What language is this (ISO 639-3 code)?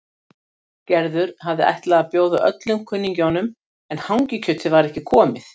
isl